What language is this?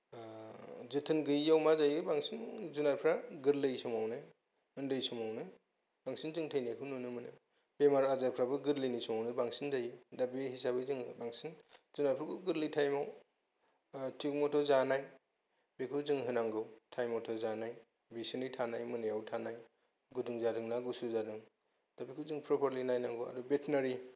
Bodo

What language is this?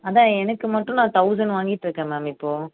Tamil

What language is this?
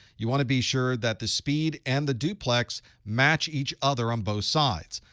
English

